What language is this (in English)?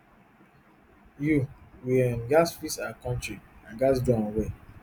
Nigerian Pidgin